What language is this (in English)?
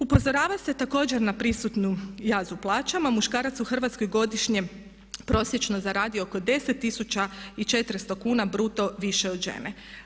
Croatian